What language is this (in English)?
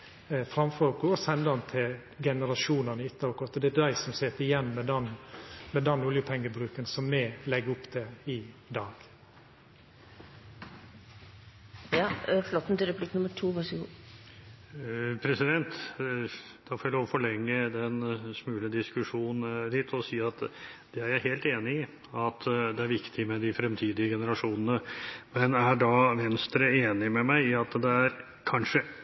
Norwegian